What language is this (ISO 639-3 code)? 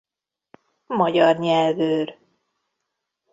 hun